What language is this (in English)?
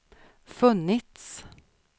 Swedish